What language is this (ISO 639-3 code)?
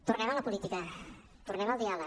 cat